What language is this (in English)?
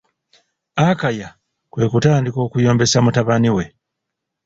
Ganda